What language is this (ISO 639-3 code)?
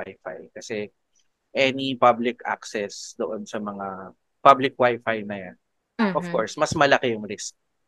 fil